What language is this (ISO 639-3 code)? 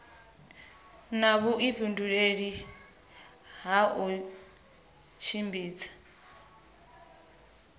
ven